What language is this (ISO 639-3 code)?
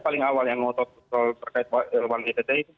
ind